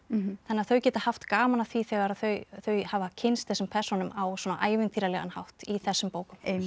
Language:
Icelandic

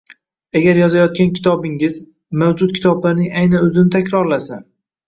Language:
Uzbek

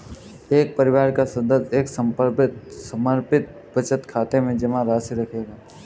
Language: Hindi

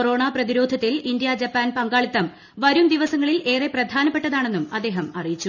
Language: Malayalam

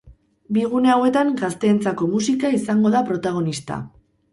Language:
Basque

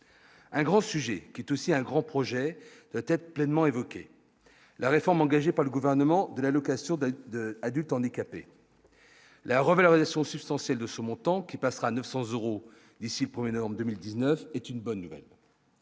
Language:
French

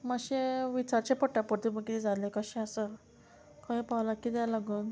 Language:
Konkani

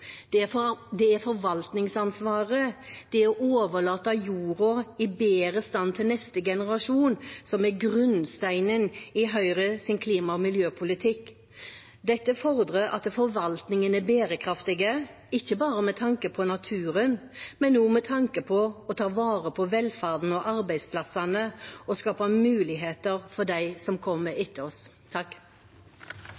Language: Norwegian Bokmål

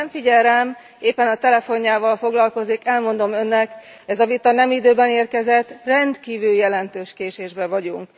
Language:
Hungarian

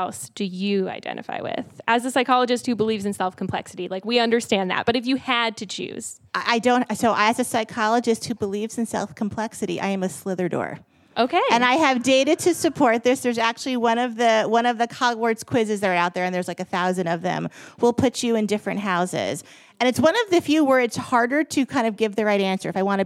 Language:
English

